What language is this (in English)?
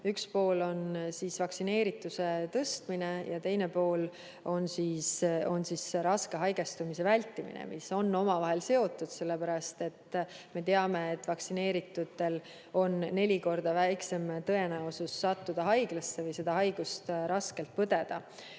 Estonian